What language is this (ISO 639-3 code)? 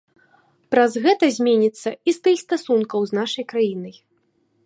bel